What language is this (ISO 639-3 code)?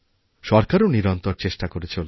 ben